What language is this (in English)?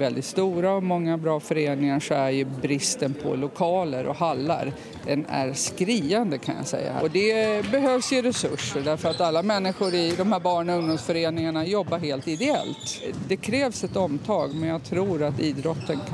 Swedish